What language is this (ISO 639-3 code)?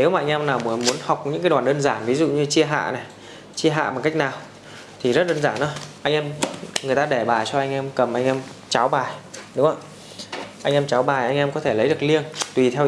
vie